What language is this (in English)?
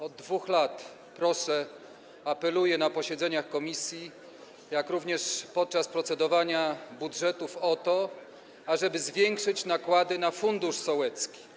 Polish